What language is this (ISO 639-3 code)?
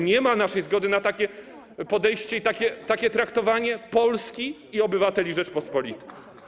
pol